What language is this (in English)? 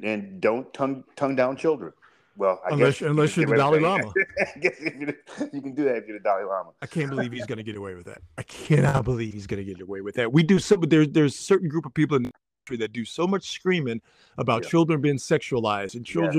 English